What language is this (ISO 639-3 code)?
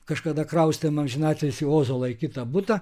lit